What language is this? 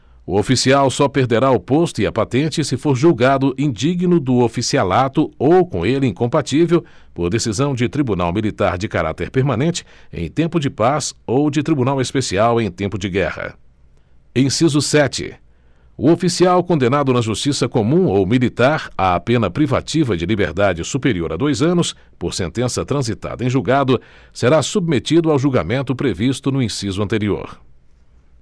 Portuguese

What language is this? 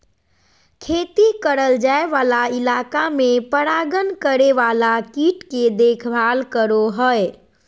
Magahi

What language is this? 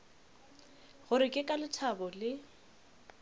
Northern Sotho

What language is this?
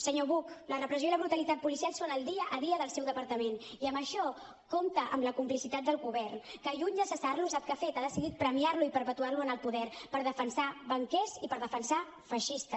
Catalan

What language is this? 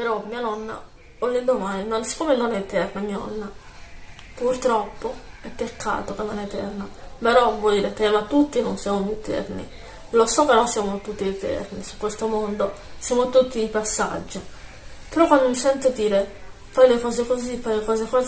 Italian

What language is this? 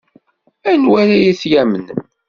Kabyle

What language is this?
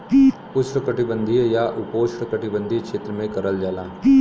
Bhojpuri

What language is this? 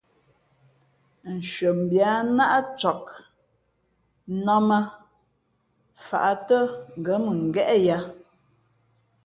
Fe'fe'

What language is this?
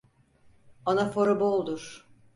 Turkish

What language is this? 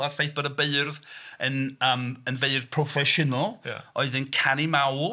Welsh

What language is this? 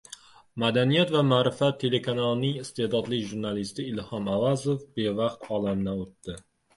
Uzbek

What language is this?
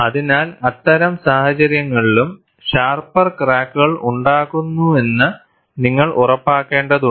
Malayalam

